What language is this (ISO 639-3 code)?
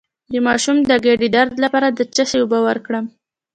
pus